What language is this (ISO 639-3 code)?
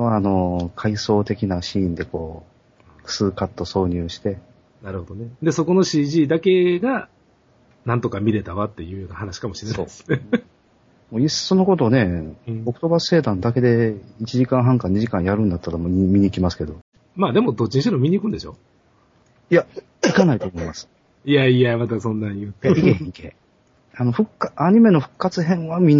jpn